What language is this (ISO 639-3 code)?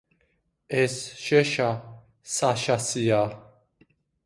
kat